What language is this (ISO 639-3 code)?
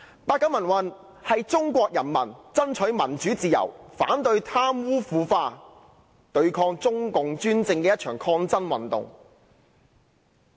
yue